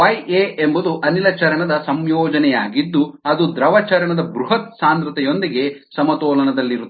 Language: Kannada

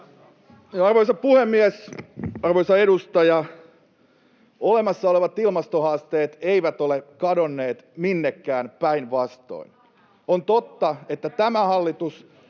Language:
Finnish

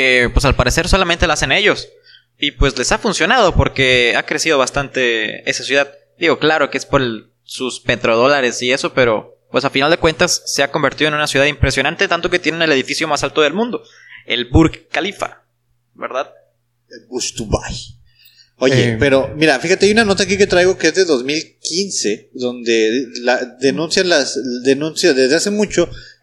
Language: Spanish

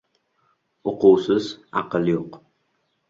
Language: Uzbek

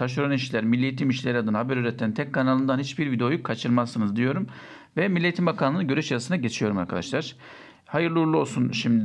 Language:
Turkish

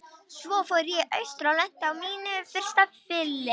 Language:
Icelandic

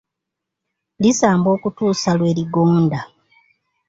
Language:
Ganda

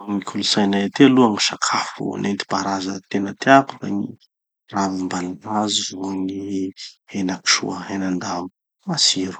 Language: Tanosy Malagasy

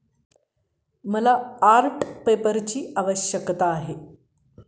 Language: Marathi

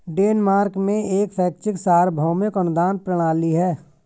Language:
Hindi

